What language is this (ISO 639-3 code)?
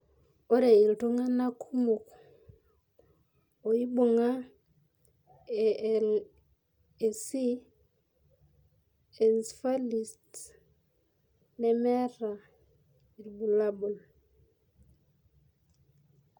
mas